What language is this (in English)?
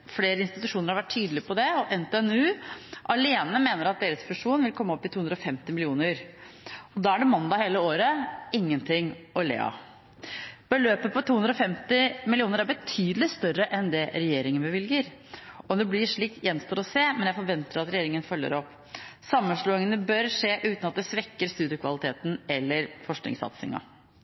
Norwegian Bokmål